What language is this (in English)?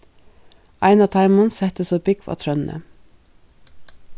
Faroese